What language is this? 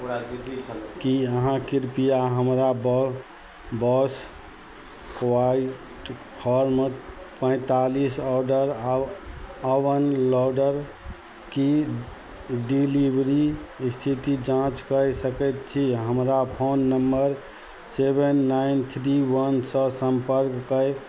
Maithili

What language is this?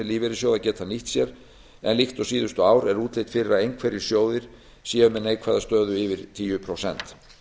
Icelandic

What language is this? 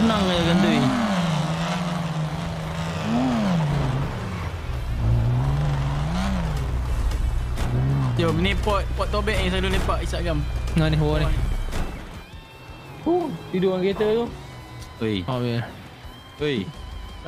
Malay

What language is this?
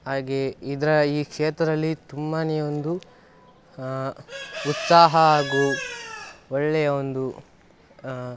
Kannada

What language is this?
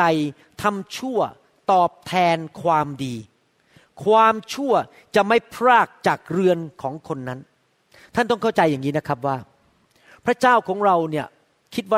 Thai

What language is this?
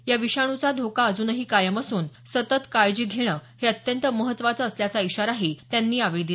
Marathi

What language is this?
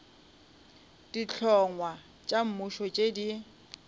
Northern Sotho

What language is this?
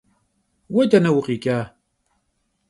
Kabardian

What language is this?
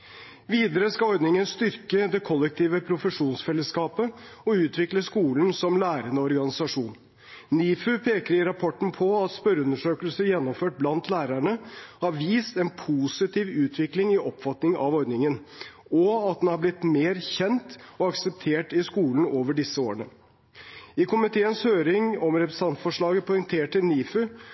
Norwegian Bokmål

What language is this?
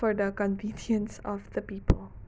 Manipuri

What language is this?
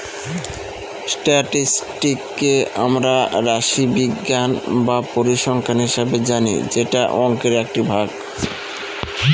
Bangla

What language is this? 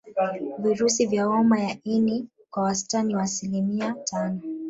Swahili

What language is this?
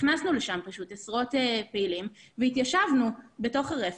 Hebrew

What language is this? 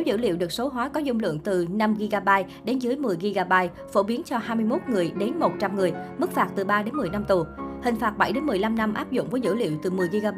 Vietnamese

